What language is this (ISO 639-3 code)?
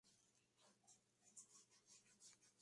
spa